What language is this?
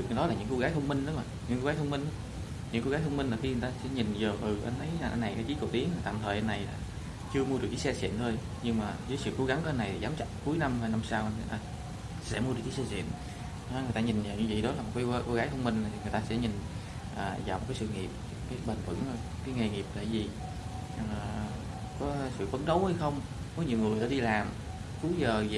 Vietnamese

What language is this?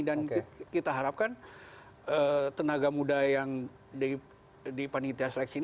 Indonesian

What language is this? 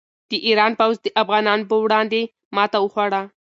Pashto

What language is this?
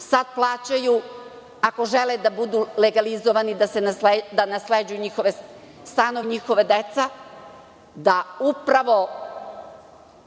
Serbian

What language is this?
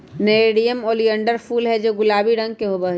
Magahi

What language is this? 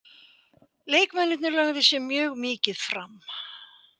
Icelandic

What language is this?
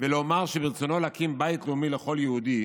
Hebrew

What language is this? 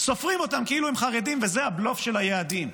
Hebrew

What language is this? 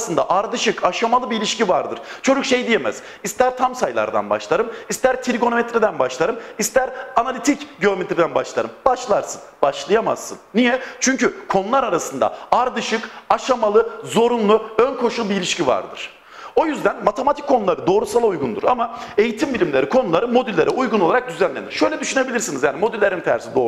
Turkish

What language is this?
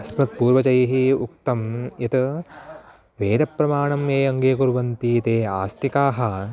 Sanskrit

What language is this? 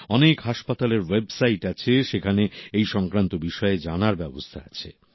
Bangla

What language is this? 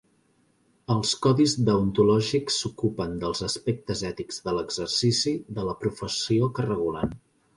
Catalan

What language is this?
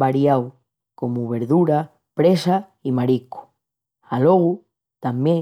Extremaduran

